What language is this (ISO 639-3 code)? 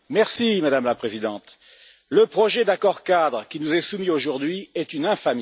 fra